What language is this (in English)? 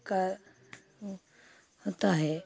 Hindi